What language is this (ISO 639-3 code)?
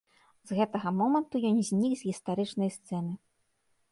bel